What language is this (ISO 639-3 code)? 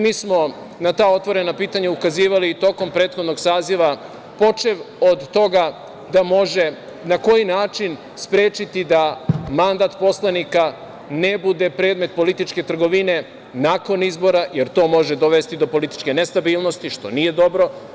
srp